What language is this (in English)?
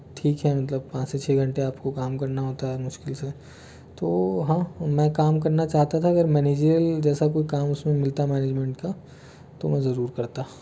Hindi